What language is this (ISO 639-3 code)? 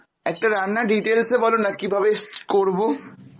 ben